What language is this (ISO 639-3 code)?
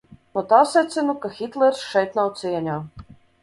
lav